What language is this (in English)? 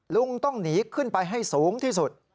Thai